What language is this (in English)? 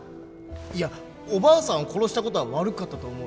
Japanese